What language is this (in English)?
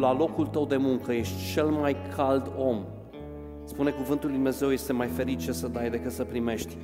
Romanian